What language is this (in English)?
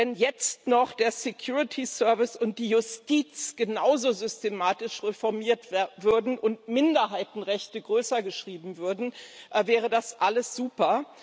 German